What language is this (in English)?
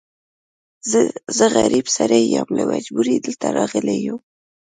Pashto